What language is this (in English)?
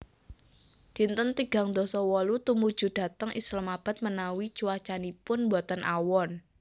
Javanese